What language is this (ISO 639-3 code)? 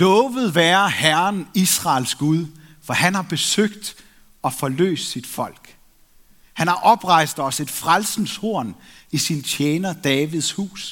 dan